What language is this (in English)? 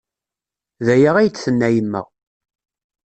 Kabyle